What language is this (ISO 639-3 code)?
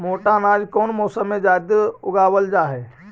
mag